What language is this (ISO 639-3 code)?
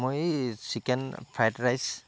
asm